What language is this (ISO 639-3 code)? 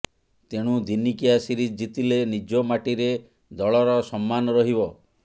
ori